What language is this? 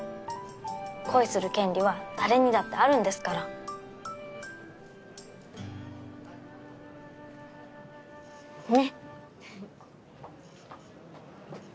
Japanese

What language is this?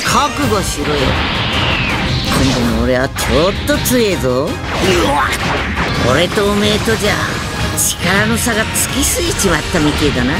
Japanese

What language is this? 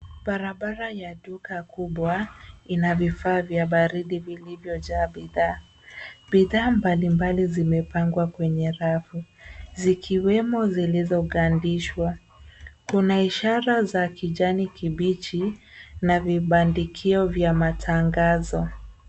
Swahili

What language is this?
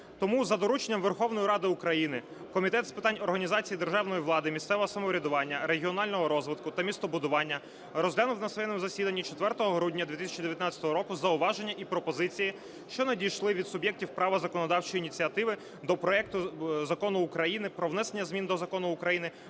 Ukrainian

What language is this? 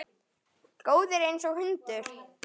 Icelandic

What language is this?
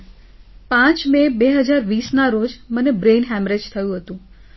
Gujarati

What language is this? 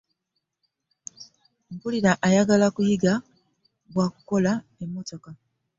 Ganda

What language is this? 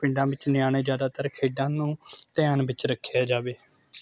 Punjabi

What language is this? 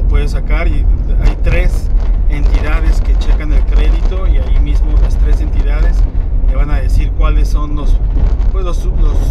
Spanish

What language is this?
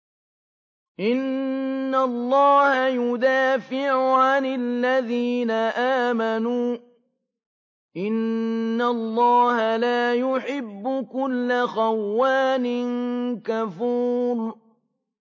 Arabic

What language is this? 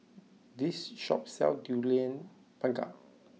English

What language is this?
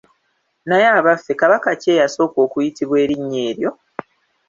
Ganda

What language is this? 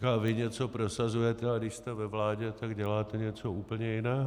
Czech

